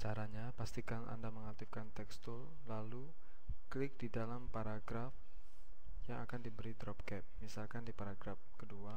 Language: Indonesian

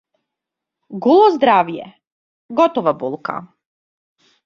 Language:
Macedonian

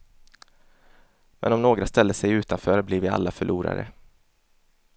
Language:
Swedish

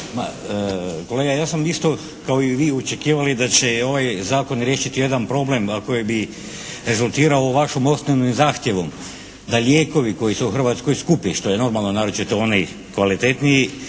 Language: Croatian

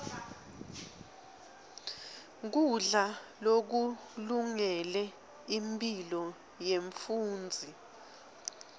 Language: Swati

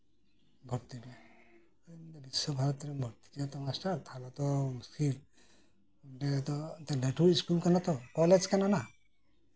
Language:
Santali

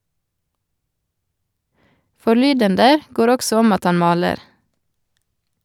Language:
Norwegian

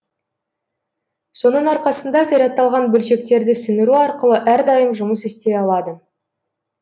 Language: Kazakh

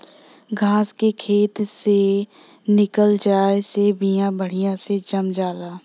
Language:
Bhojpuri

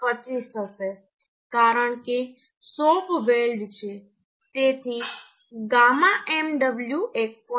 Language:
Gujarati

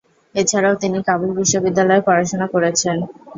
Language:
Bangla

